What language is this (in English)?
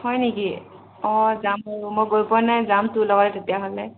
Assamese